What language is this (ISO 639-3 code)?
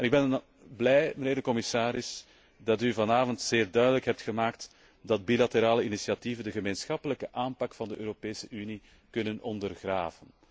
nld